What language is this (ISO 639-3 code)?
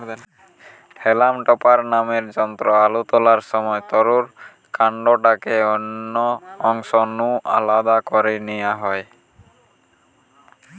ben